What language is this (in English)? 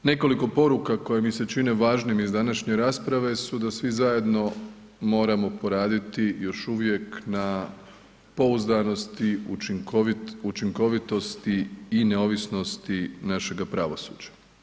Croatian